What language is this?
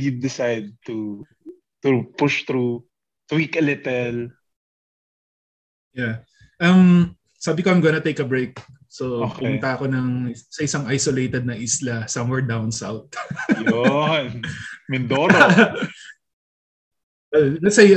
Filipino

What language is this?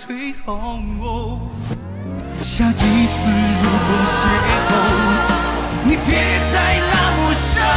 Chinese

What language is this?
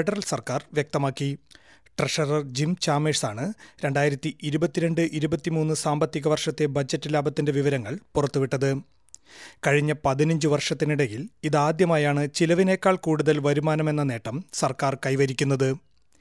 Malayalam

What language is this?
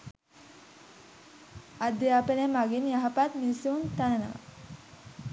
Sinhala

